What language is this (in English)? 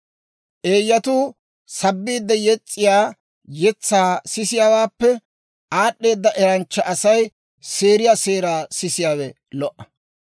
Dawro